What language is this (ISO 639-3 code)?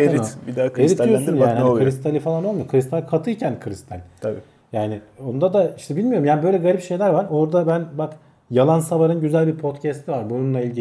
tur